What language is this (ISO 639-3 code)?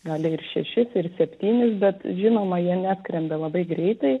lit